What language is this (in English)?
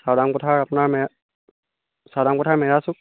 Assamese